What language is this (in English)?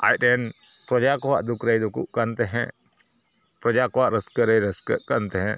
Santali